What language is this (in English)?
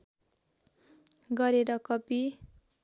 Nepali